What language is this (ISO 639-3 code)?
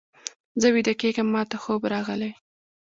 pus